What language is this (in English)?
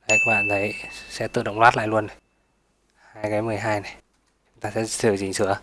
Vietnamese